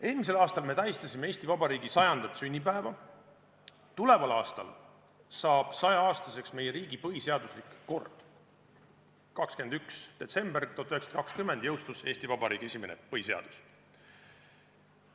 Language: Estonian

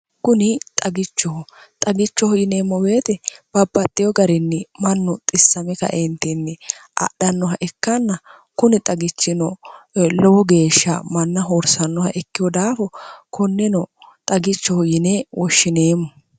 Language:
Sidamo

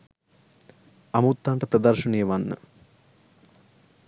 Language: Sinhala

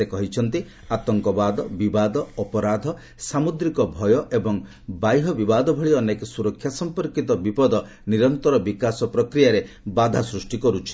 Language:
Odia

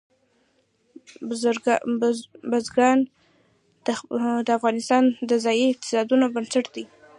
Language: Pashto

